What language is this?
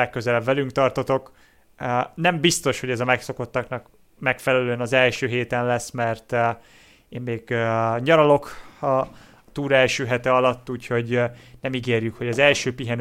Hungarian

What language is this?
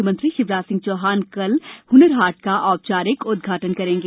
Hindi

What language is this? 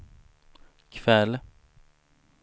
Swedish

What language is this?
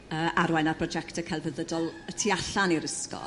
Welsh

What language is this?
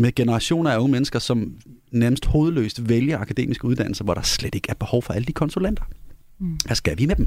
Danish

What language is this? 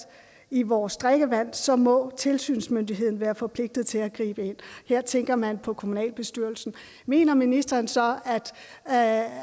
Danish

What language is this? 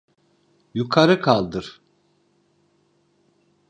Turkish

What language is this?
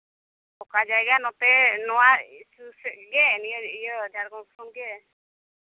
Santali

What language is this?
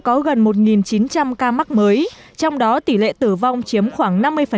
Vietnamese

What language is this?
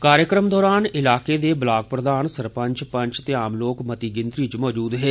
Dogri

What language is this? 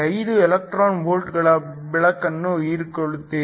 Kannada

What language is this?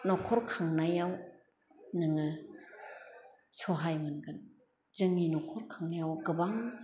Bodo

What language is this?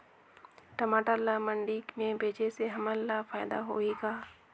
Chhattisgarhi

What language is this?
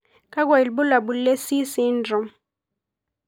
Masai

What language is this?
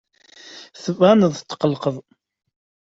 Kabyle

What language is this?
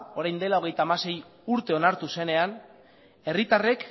Basque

